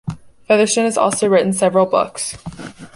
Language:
English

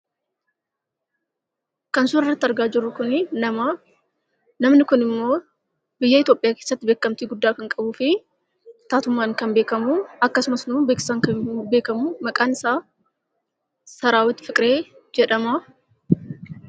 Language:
Oromo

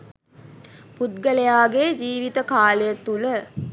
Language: Sinhala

